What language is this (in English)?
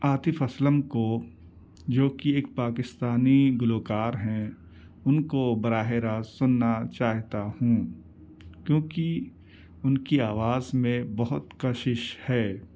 Urdu